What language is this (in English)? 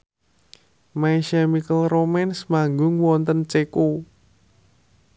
Javanese